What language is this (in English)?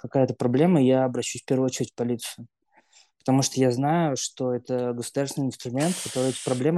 Russian